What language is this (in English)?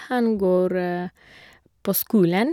Norwegian